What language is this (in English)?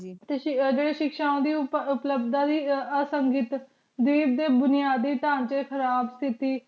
Punjabi